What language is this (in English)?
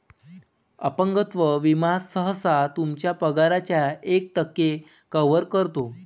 Marathi